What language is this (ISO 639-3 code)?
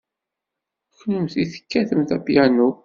kab